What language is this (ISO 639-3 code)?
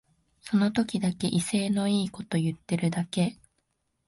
jpn